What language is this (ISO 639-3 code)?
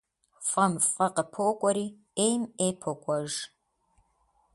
kbd